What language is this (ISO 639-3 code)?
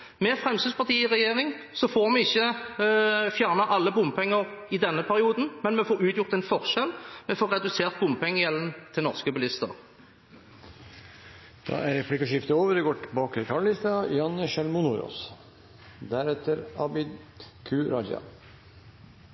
nor